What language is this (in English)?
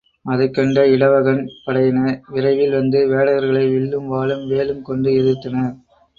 Tamil